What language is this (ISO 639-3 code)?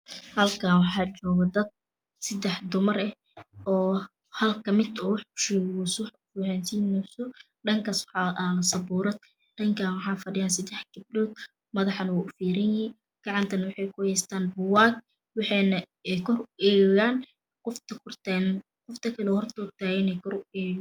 som